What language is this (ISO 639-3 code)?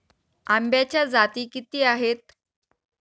mar